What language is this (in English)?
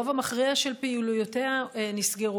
Hebrew